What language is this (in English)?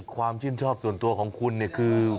Thai